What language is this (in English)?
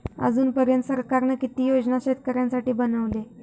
Marathi